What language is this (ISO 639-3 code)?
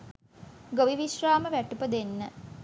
sin